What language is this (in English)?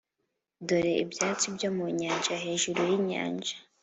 Kinyarwanda